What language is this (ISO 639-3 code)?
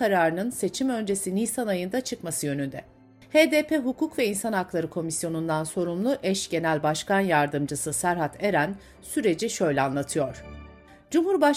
tur